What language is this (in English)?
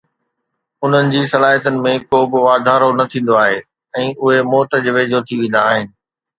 Sindhi